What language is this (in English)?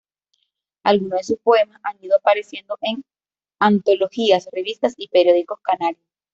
Spanish